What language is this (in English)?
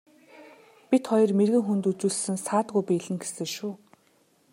Mongolian